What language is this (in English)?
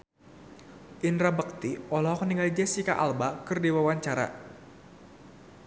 Sundanese